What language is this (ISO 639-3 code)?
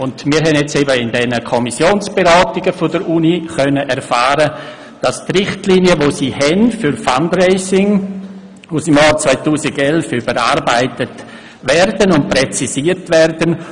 gsw